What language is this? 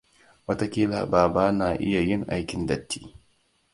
Hausa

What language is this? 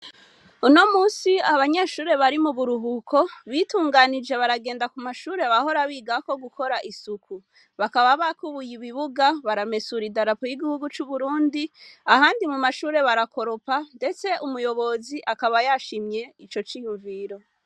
Rundi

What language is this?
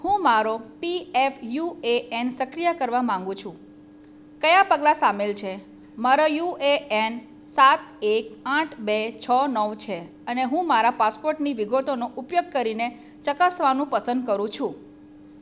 Gujarati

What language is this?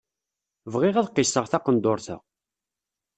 Kabyle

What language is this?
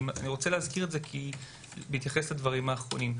Hebrew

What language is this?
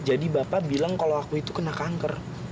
Indonesian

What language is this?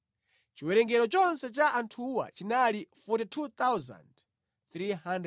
Nyanja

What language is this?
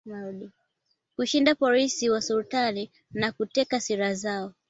Swahili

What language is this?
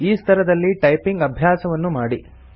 Kannada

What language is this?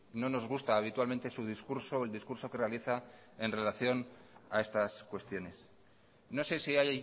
Spanish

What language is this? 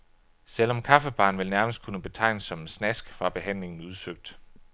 Danish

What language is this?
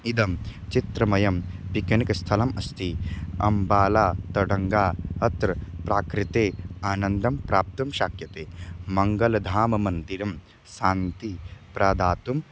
Sanskrit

